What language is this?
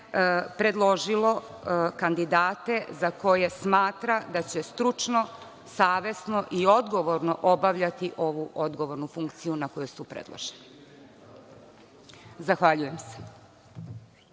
Serbian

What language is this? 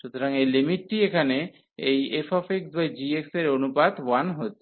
Bangla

